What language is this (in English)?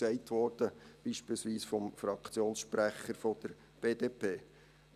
Swiss German